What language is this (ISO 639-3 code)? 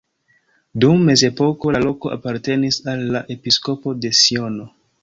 epo